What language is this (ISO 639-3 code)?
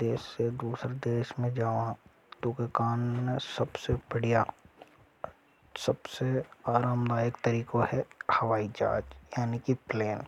hoj